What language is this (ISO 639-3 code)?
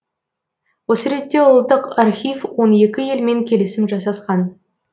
kaz